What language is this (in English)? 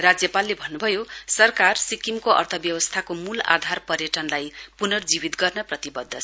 Nepali